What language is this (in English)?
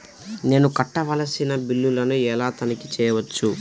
Telugu